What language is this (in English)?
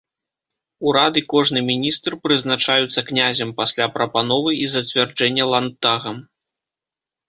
Belarusian